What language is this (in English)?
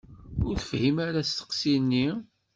Kabyle